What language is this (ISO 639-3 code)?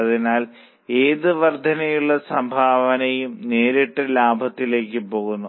mal